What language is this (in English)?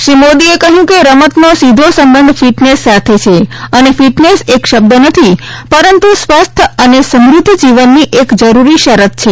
Gujarati